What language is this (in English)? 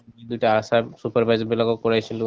Assamese